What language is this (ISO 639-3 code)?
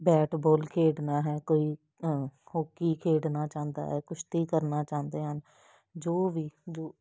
pan